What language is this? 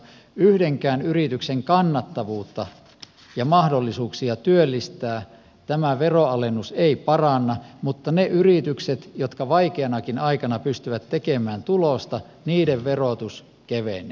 Finnish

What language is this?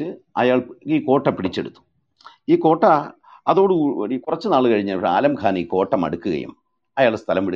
Malayalam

